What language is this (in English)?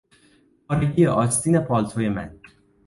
Persian